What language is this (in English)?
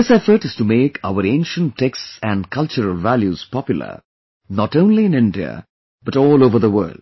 English